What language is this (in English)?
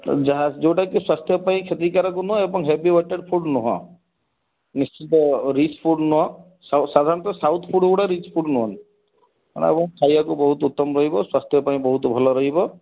Odia